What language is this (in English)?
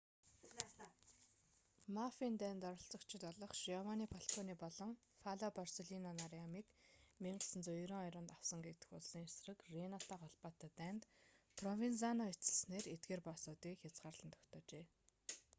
Mongolian